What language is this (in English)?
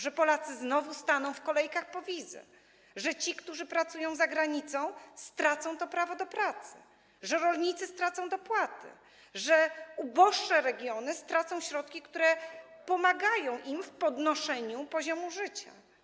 Polish